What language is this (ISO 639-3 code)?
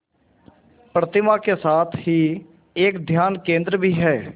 hin